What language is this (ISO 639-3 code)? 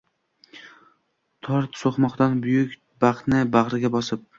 uzb